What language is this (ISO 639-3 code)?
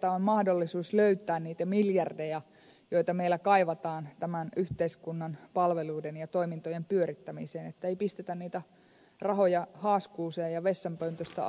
fin